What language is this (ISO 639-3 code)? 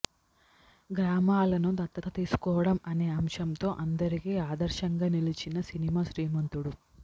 tel